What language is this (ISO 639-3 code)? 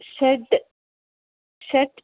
san